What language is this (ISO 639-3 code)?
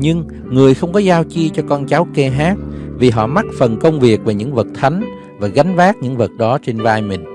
vie